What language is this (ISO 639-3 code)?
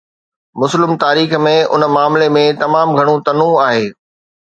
snd